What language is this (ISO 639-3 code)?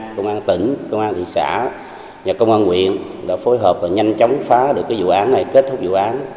vie